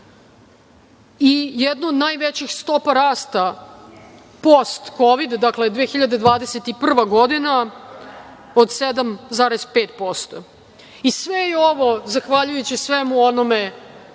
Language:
Serbian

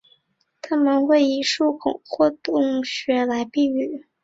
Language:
Chinese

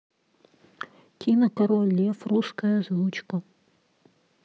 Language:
Russian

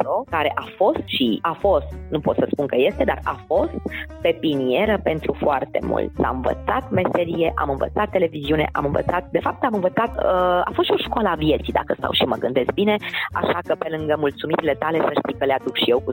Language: Romanian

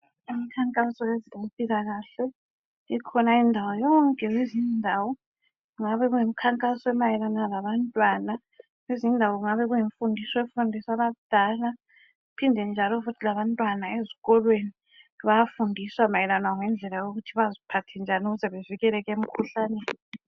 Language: North Ndebele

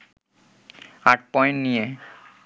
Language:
Bangla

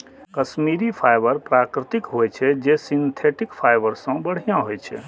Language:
Maithili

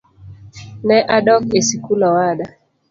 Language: Luo (Kenya and Tanzania)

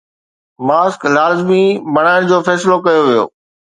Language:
Sindhi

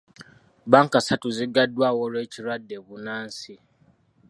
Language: Ganda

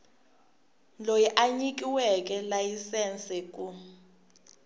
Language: Tsonga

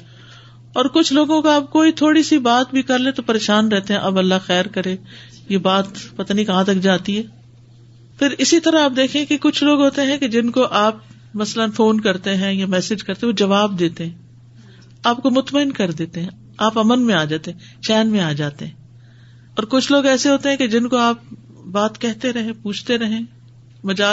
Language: Urdu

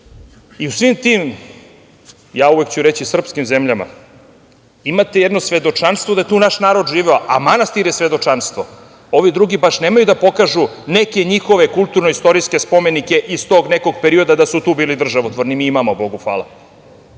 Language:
Serbian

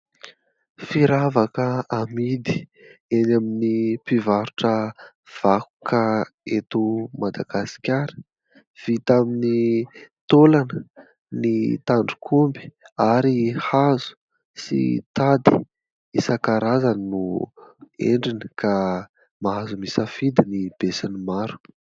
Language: Malagasy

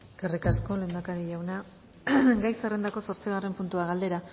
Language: Basque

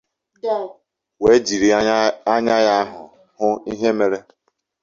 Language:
Igbo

